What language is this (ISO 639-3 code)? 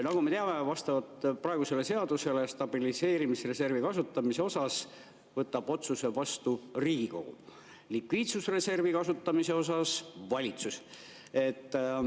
est